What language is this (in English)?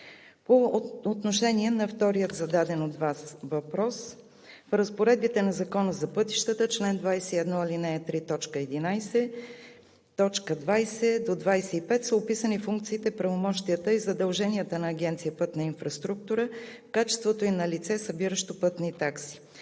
Bulgarian